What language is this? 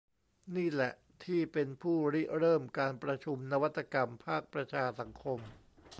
Thai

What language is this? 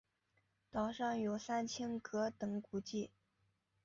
Chinese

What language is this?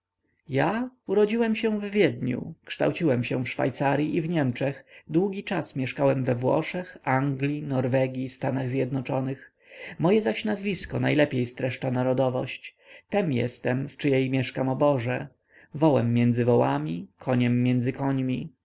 Polish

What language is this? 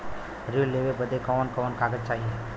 Bhojpuri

